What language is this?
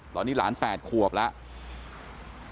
Thai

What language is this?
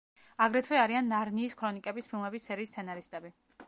Georgian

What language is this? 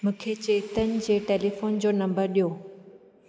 Sindhi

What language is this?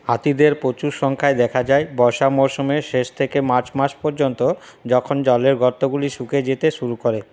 Bangla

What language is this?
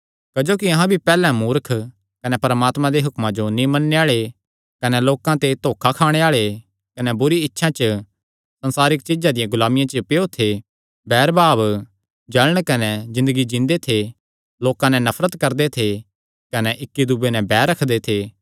Kangri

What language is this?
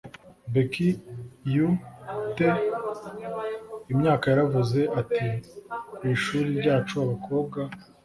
Kinyarwanda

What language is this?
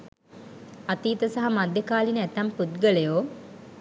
Sinhala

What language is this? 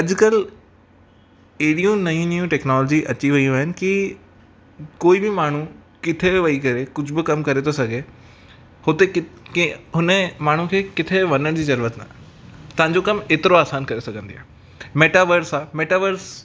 Sindhi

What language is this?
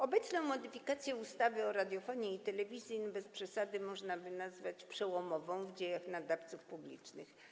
Polish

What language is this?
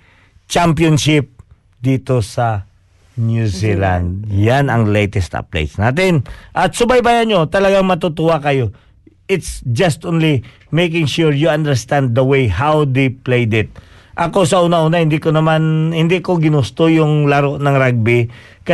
Filipino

